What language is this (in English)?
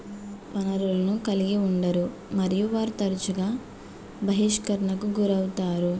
Telugu